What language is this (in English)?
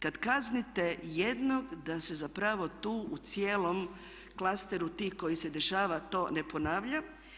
Croatian